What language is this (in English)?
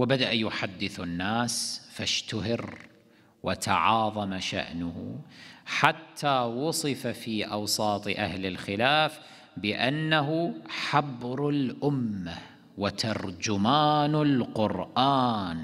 Arabic